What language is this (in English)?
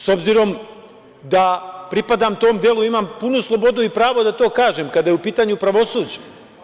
Serbian